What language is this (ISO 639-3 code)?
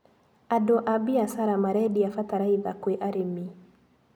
kik